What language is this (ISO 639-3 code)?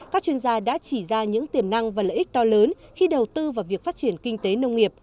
vie